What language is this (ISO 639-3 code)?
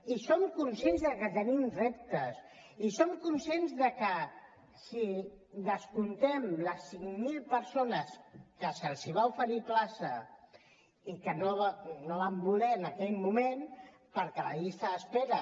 cat